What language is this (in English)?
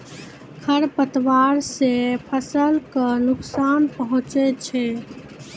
Maithili